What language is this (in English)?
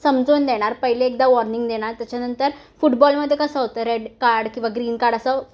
Marathi